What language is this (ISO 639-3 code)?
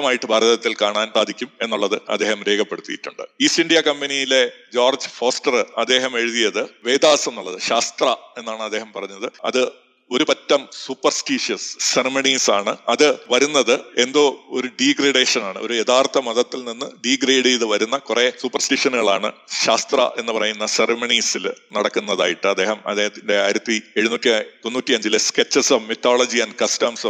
mal